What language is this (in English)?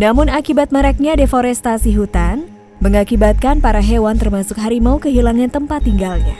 Indonesian